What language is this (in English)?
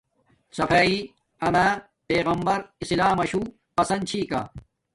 Domaaki